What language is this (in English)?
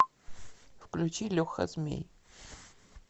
Russian